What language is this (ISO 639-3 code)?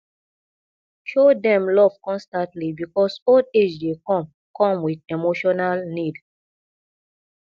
pcm